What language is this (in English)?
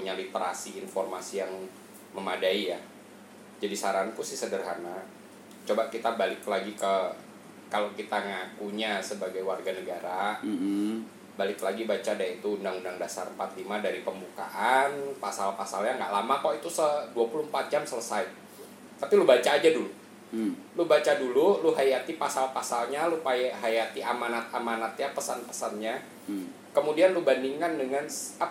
Indonesian